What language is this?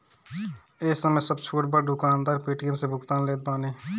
Bhojpuri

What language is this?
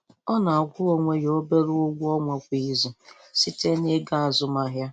Igbo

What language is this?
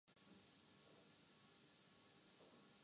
Urdu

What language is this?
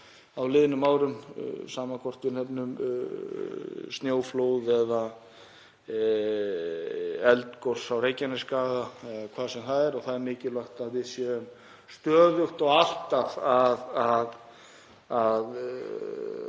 Icelandic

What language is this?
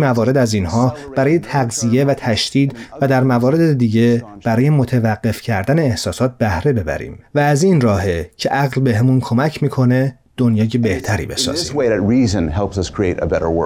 Persian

